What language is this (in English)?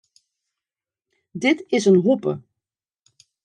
Western Frisian